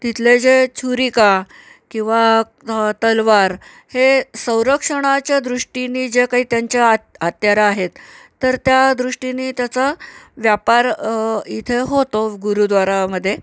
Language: Marathi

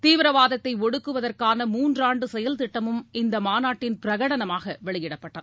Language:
Tamil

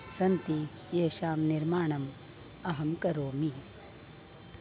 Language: Sanskrit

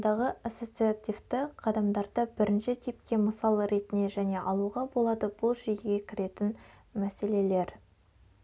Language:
Kazakh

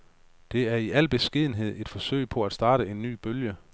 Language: Danish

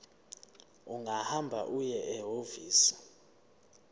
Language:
Zulu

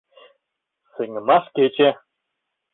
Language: Mari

